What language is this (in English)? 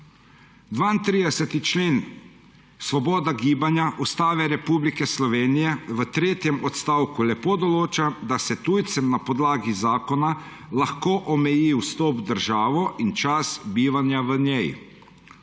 Slovenian